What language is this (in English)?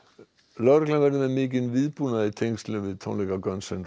Icelandic